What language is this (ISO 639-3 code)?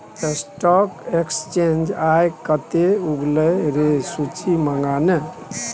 mai